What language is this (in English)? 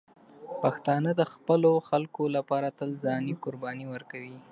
Pashto